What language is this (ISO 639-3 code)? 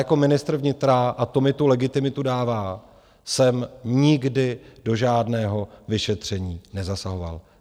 ces